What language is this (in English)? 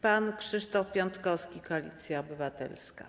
Polish